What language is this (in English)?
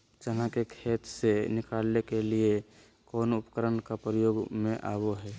Magahi